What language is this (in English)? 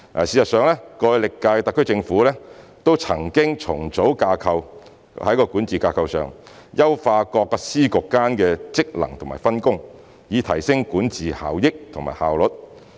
Cantonese